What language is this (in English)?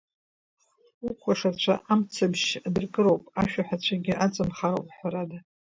Abkhazian